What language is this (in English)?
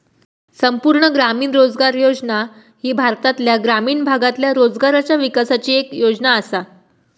Marathi